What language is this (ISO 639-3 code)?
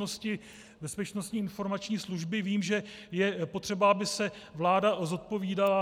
ces